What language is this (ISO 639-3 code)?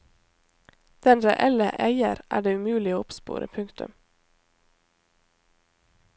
nor